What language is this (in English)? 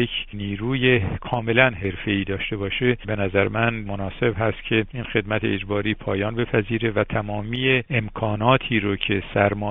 Persian